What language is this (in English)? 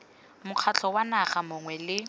Tswana